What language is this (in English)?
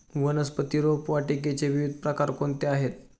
Marathi